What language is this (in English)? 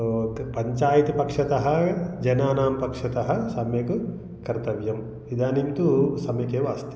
Sanskrit